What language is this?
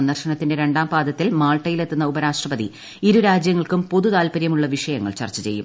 Malayalam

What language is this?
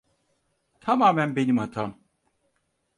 Turkish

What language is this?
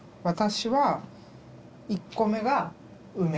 Japanese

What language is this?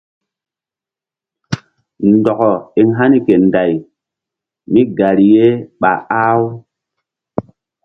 Mbum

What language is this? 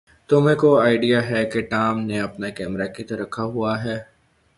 Urdu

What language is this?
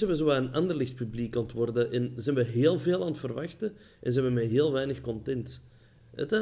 Dutch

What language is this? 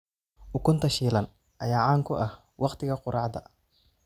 Somali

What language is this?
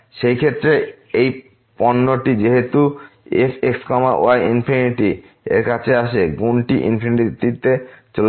Bangla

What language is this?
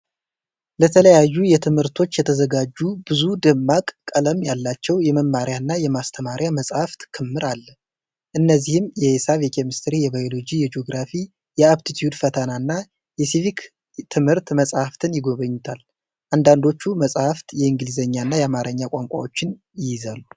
Amharic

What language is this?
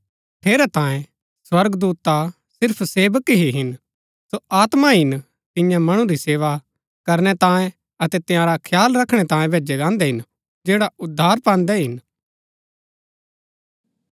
Gaddi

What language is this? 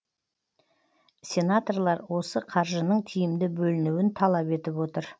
Kazakh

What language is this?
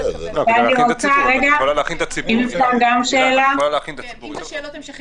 Hebrew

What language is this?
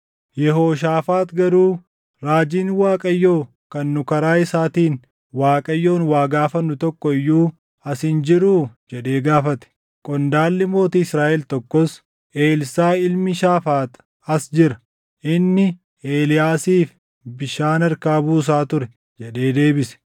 Oromo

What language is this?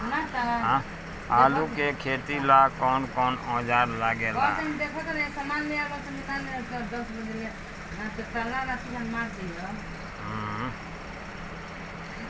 Bhojpuri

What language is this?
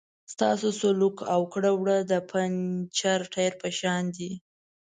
Pashto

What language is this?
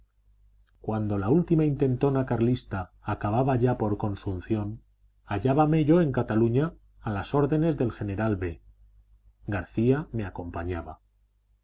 Spanish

